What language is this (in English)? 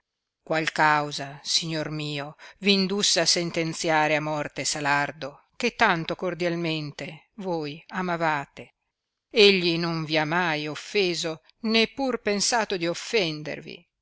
Italian